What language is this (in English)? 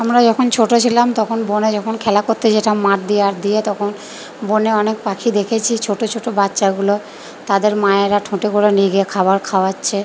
Bangla